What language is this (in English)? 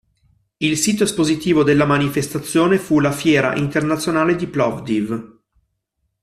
Italian